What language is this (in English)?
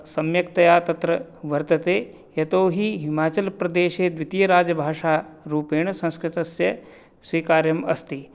Sanskrit